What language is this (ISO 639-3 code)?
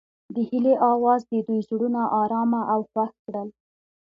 pus